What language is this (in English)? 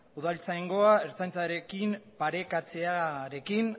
Basque